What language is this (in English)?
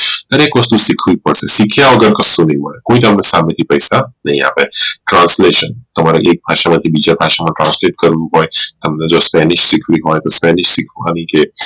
Gujarati